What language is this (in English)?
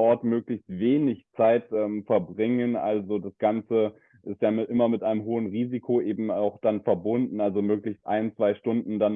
German